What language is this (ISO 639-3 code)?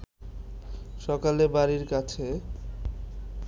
ben